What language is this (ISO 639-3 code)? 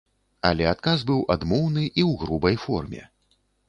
bel